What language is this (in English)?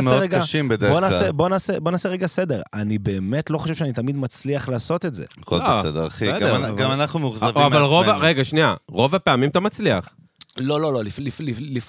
Hebrew